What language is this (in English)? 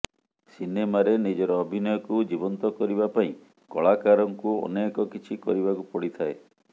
Odia